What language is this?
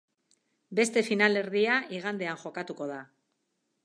Basque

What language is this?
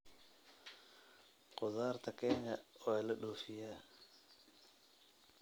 Somali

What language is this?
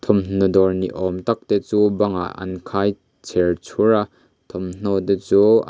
Mizo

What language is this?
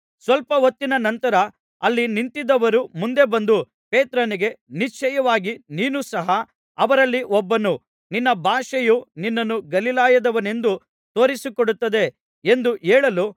Kannada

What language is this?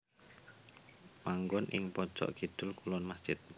Javanese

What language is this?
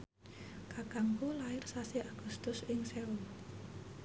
Javanese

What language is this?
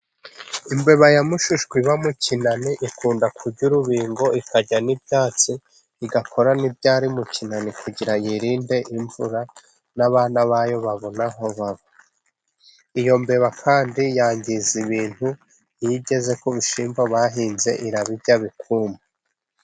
Kinyarwanda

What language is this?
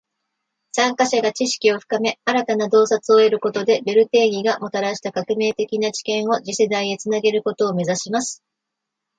Japanese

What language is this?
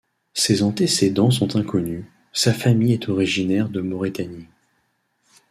French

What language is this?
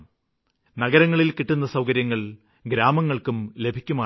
Malayalam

